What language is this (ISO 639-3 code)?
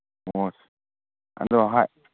mni